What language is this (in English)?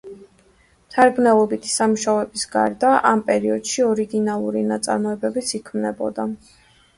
Georgian